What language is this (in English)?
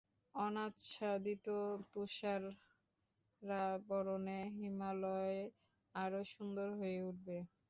Bangla